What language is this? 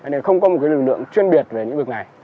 Vietnamese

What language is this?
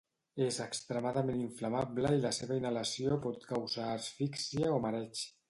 Catalan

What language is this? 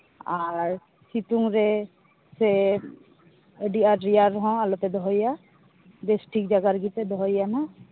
Santali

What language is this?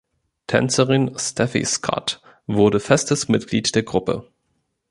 German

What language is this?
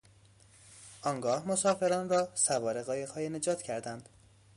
Persian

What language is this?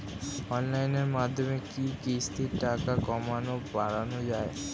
Bangla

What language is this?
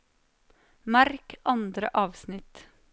Norwegian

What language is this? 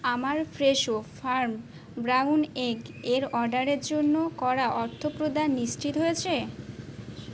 Bangla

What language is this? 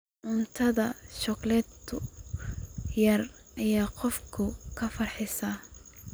Somali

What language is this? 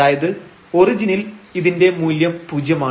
Malayalam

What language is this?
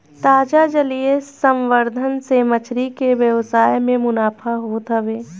Bhojpuri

